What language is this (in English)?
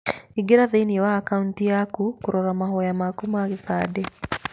Kikuyu